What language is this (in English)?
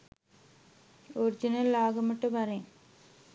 Sinhala